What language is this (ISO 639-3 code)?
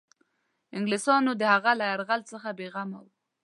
pus